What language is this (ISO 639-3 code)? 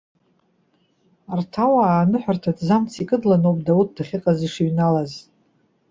abk